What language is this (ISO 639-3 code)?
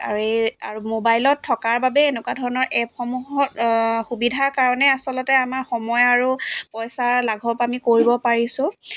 asm